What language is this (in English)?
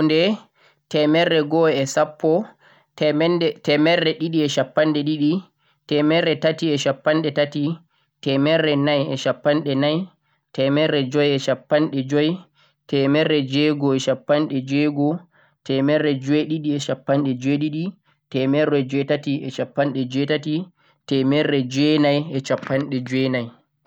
Central-Eastern Niger Fulfulde